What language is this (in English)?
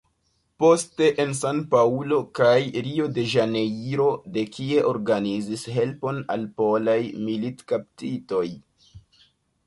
Esperanto